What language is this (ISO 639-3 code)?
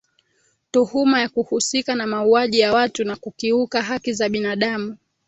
swa